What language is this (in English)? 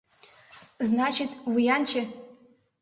Mari